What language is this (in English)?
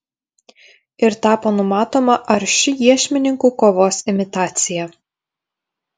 Lithuanian